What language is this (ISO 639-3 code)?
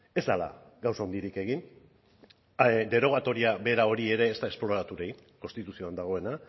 eus